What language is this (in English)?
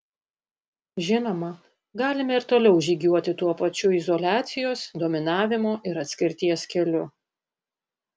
Lithuanian